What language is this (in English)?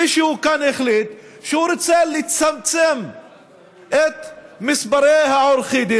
Hebrew